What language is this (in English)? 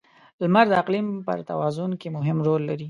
Pashto